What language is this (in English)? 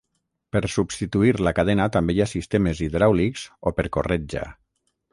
Catalan